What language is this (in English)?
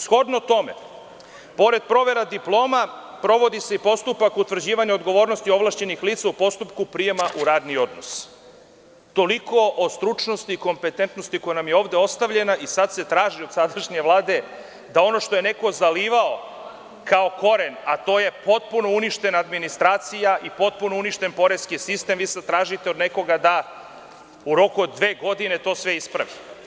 Serbian